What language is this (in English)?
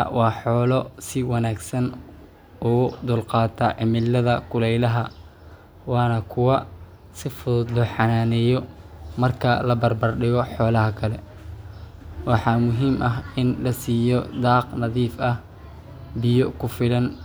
Somali